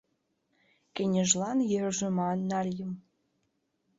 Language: Mari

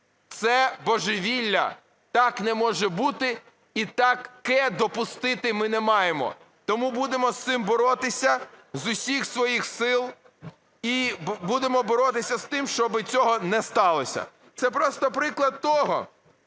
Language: Ukrainian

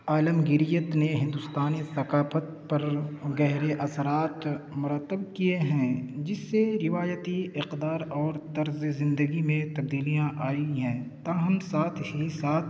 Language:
Urdu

